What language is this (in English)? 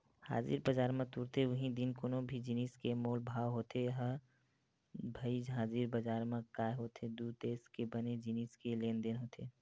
Chhattisgarhi